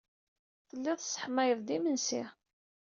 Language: Kabyle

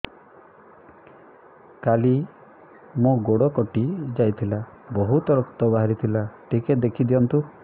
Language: Odia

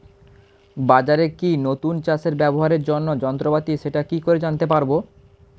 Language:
Bangla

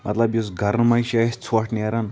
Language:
Kashmiri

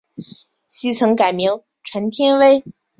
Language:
Chinese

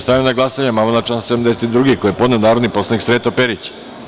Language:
Serbian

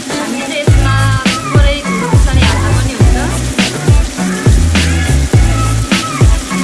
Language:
Indonesian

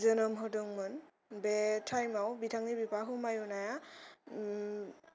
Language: Bodo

